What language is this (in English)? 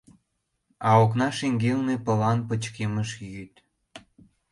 Mari